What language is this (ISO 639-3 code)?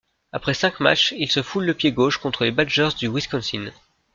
fra